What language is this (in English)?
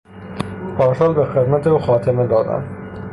Persian